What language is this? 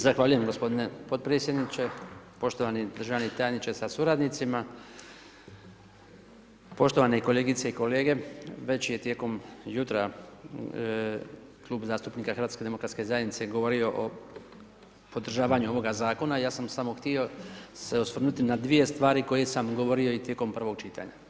Croatian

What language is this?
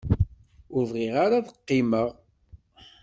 Kabyle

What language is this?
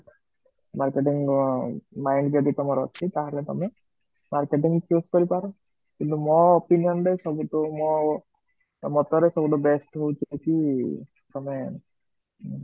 Odia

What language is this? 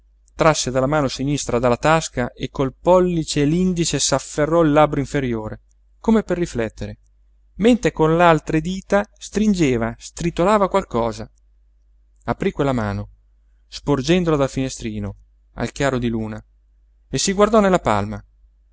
Italian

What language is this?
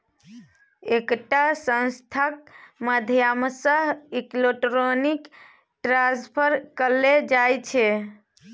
Maithili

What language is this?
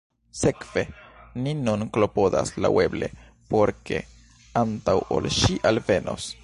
Esperanto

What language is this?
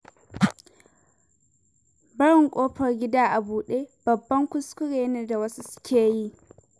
Hausa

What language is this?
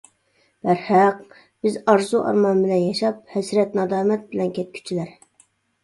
Uyghur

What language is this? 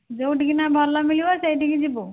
Odia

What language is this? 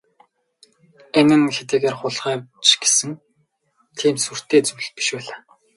Mongolian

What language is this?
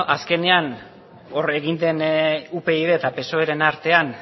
Basque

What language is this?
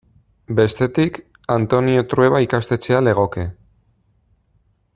Basque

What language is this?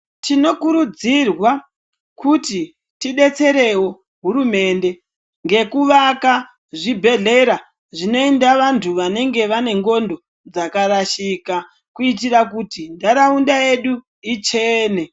Ndau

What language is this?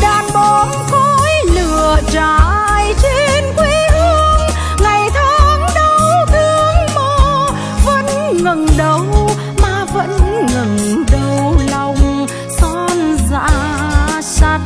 Vietnamese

